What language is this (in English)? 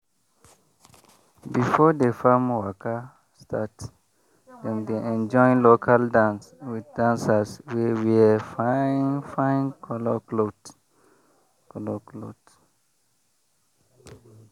Nigerian Pidgin